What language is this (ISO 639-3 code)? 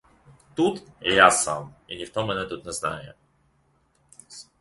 ukr